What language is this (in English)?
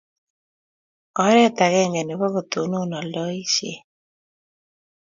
Kalenjin